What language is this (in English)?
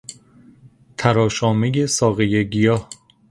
Persian